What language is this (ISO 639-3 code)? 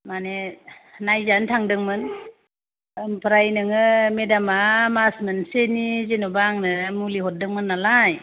brx